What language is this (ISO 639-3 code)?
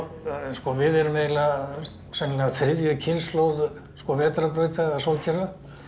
isl